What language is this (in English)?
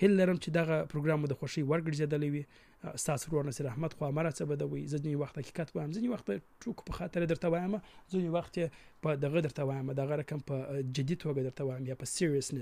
Urdu